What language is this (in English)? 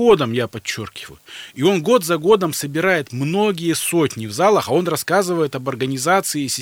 Russian